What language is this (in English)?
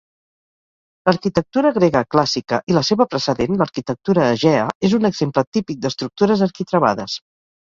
Catalan